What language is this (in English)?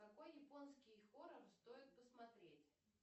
Russian